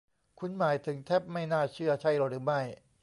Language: Thai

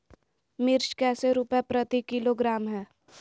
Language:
Magahi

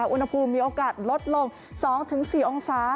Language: Thai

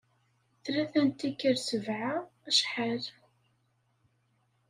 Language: Kabyle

